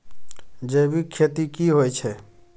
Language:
Maithili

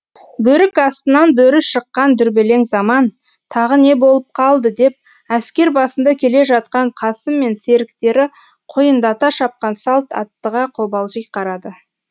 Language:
Kazakh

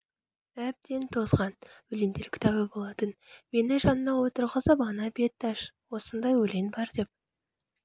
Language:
Kazakh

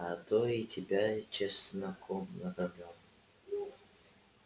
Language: Russian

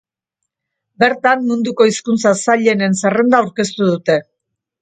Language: Basque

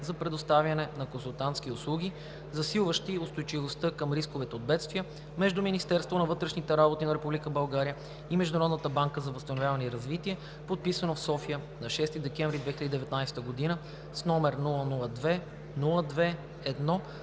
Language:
Bulgarian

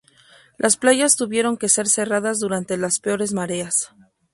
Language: Spanish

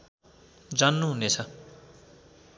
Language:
Nepali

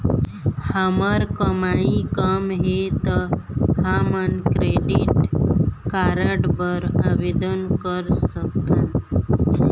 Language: Chhattisgarhi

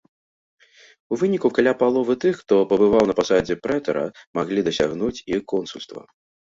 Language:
Belarusian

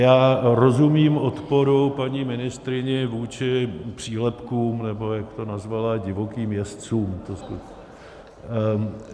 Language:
Czech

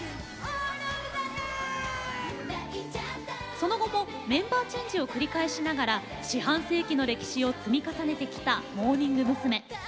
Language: Japanese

